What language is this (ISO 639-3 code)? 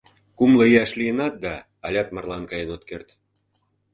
chm